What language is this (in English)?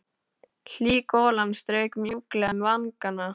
Icelandic